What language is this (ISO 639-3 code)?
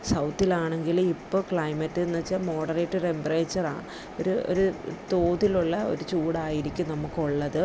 mal